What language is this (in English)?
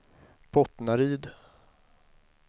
Swedish